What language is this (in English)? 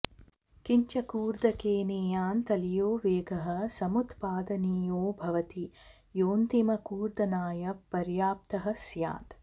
Sanskrit